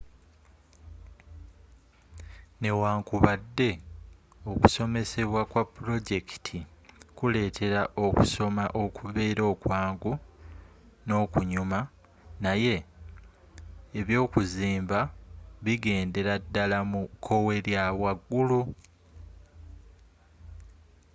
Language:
Ganda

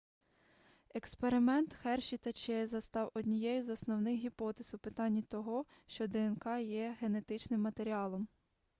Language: Ukrainian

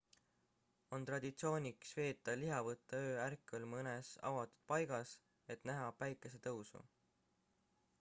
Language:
Estonian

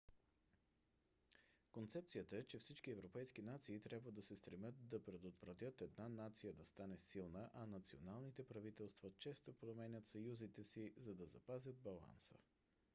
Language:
Bulgarian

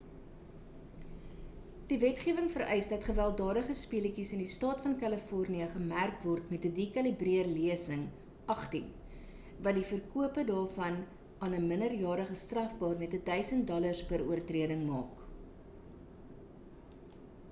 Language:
Afrikaans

